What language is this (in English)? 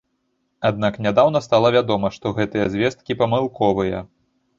Belarusian